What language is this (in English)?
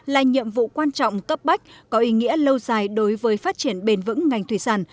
Vietnamese